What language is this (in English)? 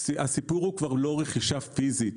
Hebrew